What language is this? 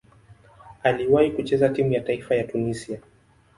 Swahili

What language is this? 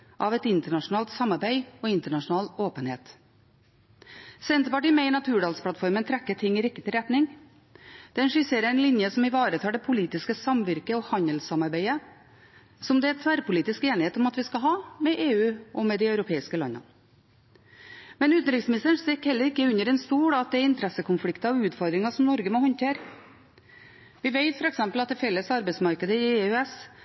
Norwegian Bokmål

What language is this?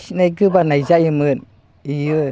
Bodo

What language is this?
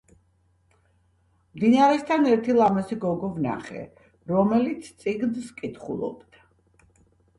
Georgian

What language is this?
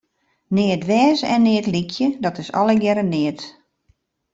Western Frisian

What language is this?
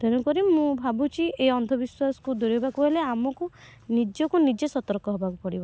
Odia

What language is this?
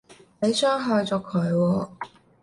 Cantonese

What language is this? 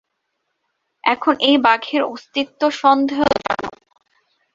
Bangla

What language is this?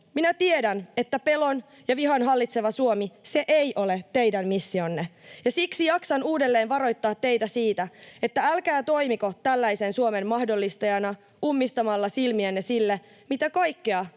Finnish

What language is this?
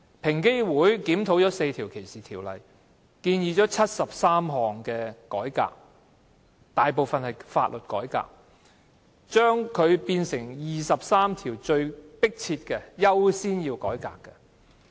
Cantonese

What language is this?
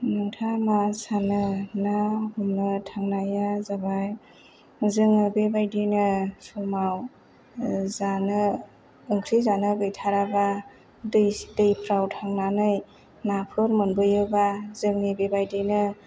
Bodo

